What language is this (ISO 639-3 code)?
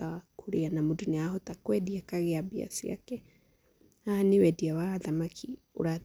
kik